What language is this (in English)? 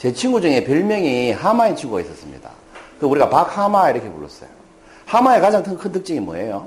Korean